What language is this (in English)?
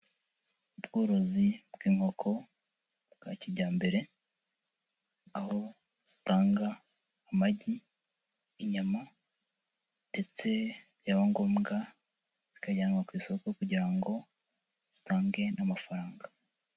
Kinyarwanda